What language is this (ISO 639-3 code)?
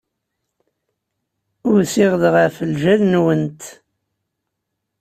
kab